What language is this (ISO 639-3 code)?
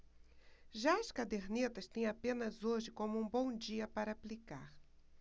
por